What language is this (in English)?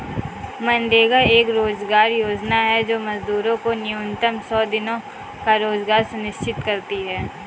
Hindi